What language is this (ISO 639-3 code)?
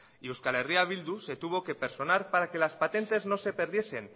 spa